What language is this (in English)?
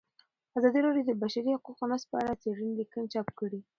Pashto